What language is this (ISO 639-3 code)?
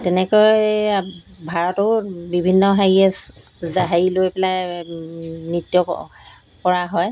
asm